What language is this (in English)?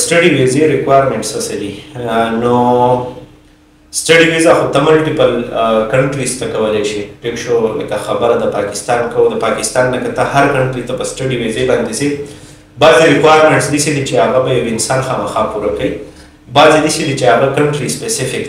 Romanian